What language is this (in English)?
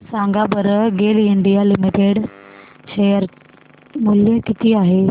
Marathi